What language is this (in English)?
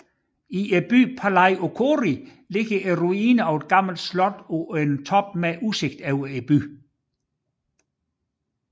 Danish